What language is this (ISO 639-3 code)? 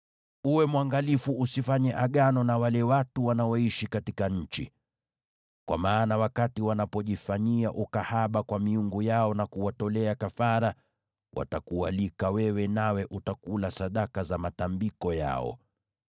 swa